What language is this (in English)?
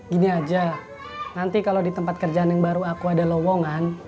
Indonesian